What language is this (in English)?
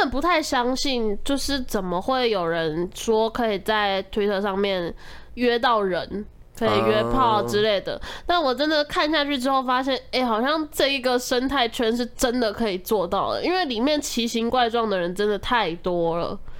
Chinese